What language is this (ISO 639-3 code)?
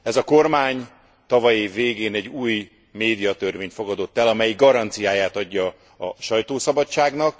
hun